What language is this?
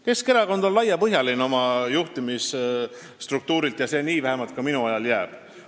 Estonian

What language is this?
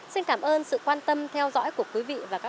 Vietnamese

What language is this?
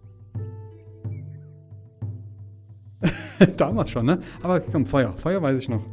German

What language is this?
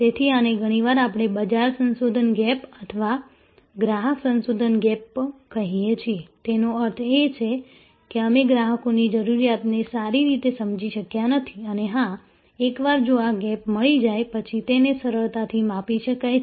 Gujarati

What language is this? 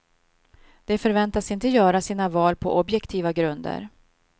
Swedish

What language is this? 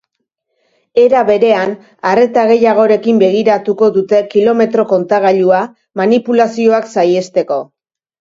Basque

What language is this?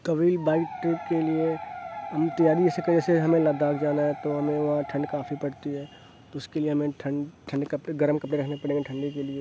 Urdu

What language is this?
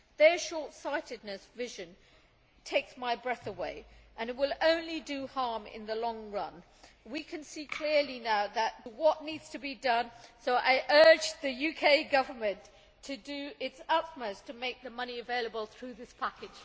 English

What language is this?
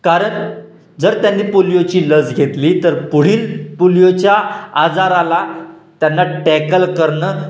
Marathi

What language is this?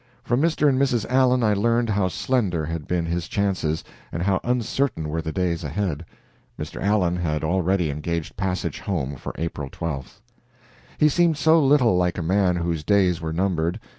English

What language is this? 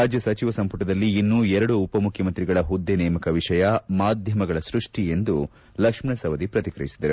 Kannada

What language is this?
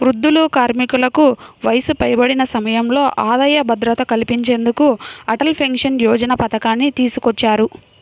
Telugu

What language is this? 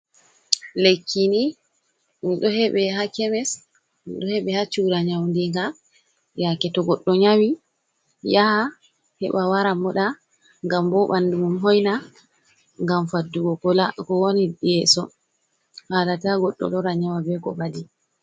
Fula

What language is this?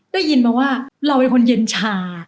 Thai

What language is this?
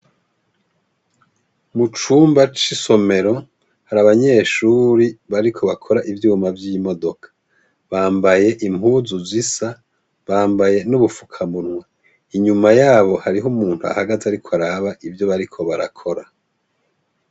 Rundi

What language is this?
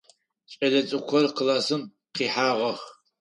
Adyghe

